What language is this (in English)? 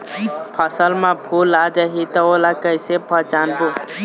Chhattisgarhi